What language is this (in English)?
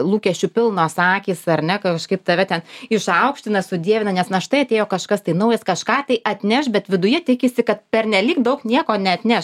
Lithuanian